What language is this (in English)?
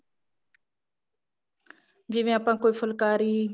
Punjabi